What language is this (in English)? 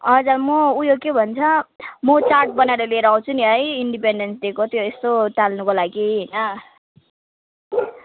Nepali